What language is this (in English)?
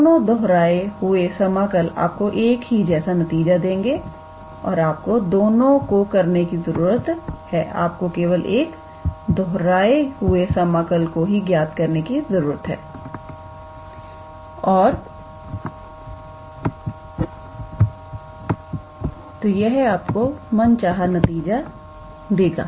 Hindi